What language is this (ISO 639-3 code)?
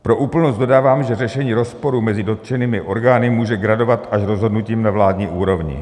ces